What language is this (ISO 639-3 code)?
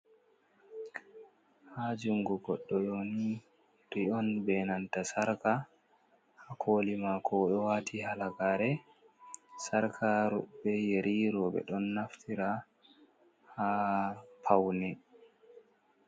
ful